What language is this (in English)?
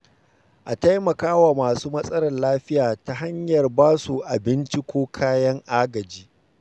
Hausa